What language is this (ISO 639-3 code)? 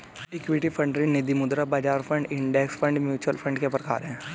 hin